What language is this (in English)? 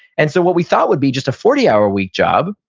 English